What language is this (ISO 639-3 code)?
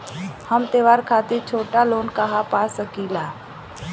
bho